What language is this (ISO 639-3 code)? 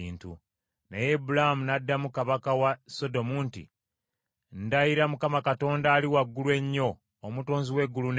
lug